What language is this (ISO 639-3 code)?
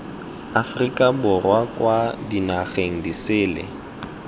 tsn